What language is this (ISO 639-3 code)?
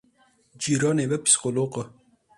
kur